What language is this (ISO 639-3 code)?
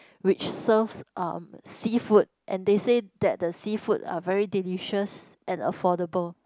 eng